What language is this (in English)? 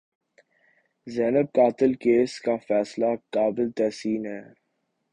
Urdu